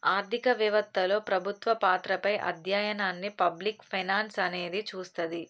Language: Telugu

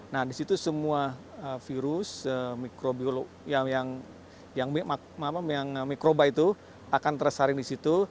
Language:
Indonesian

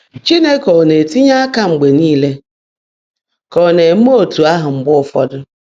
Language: Igbo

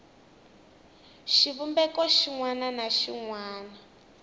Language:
Tsonga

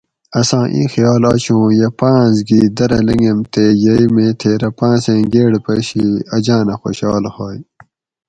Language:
Gawri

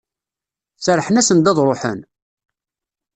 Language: Kabyle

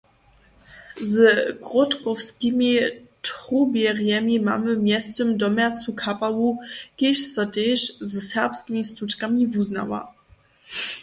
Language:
Upper Sorbian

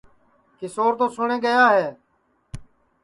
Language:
Sansi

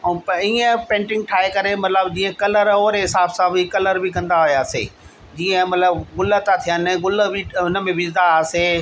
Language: Sindhi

